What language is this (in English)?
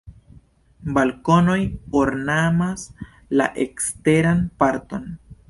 Esperanto